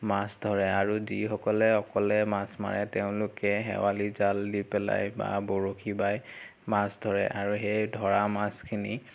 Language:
Assamese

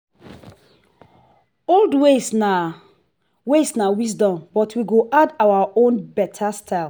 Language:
Nigerian Pidgin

